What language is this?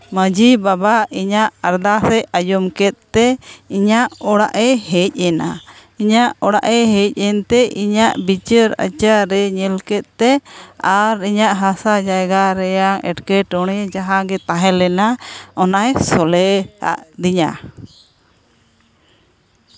Santali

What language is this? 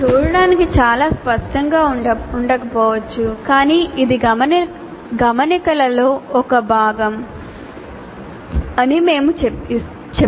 Telugu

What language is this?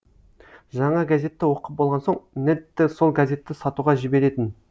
Kazakh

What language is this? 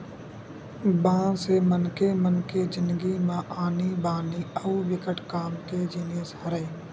Chhattisgarhi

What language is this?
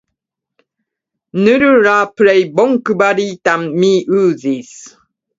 Esperanto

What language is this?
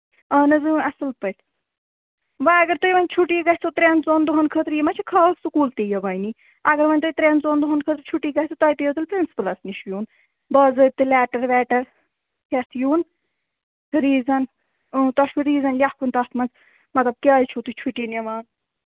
Kashmiri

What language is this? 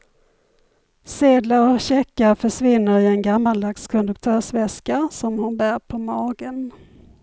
Swedish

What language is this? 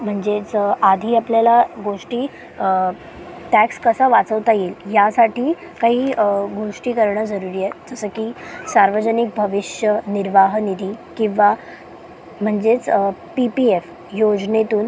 Marathi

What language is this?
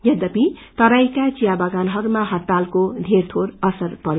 Nepali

